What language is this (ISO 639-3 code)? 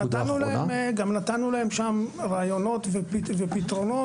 heb